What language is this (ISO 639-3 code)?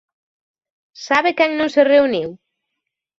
glg